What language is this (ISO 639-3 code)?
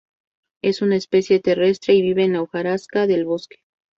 spa